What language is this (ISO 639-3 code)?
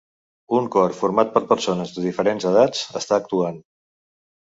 cat